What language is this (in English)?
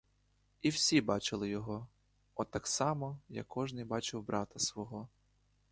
Ukrainian